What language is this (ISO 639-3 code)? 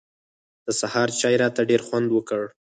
pus